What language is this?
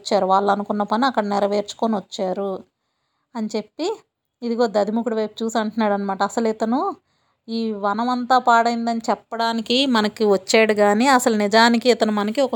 Telugu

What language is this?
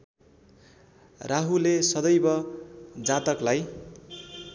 Nepali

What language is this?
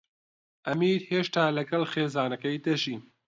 Central Kurdish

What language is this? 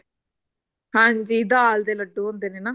Punjabi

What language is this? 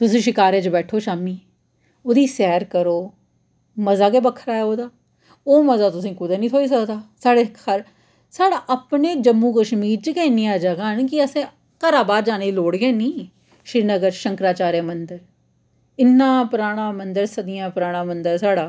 Dogri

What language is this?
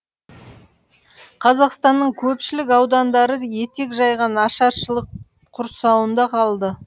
Kazakh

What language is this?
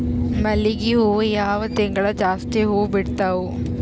Kannada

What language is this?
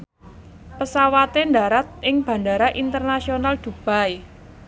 Javanese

